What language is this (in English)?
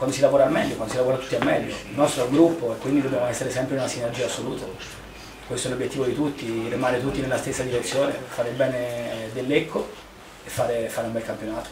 Italian